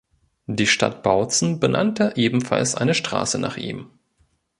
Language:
German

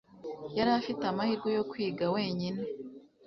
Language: Kinyarwanda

